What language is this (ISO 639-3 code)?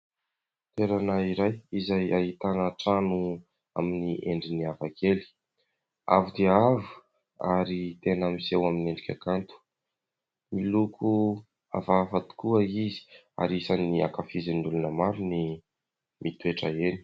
mlg